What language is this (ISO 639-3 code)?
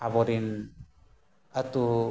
sat